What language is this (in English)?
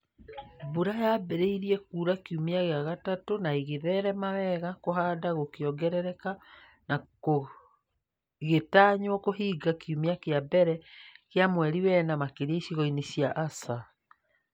Kikuyu